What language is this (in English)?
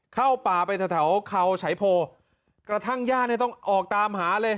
Thai